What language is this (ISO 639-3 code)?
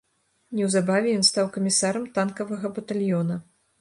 bel